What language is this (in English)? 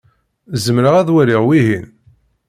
Kabyle